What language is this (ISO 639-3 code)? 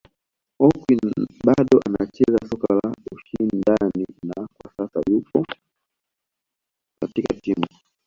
swa